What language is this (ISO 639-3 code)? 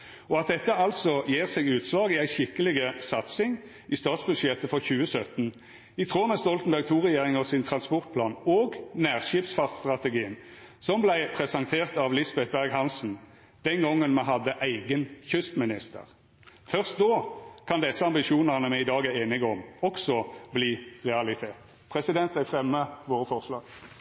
nno